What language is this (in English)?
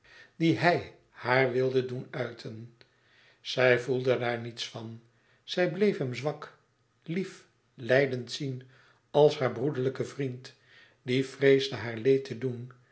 Dutch